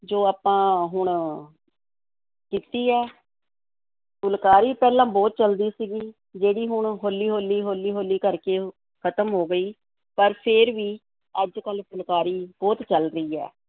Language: Punjabi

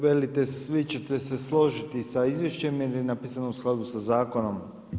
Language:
Croatian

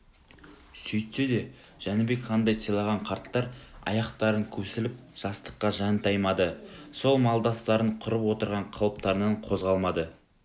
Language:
Kazakh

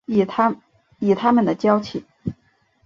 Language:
Chinese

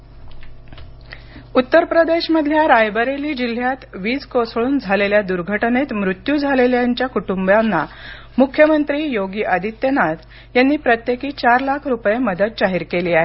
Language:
Marathi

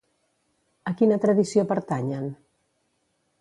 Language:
Catalan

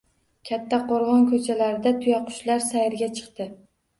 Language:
Uzbek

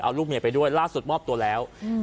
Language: Thai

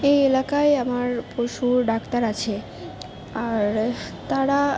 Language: Bangla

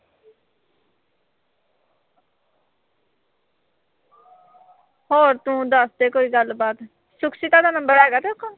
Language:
Punjabi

